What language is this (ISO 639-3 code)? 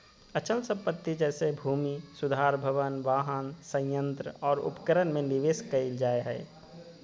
mag